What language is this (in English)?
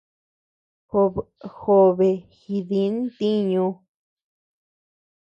Tepeuxila Cuicatec